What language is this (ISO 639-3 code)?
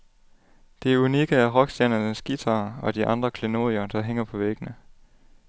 dan